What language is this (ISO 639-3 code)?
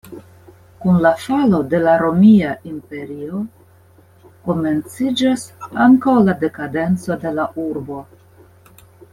epo